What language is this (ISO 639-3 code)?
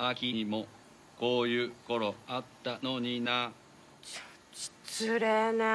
jpn